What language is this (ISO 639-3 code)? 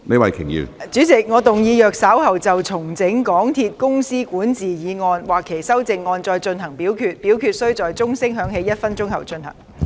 yue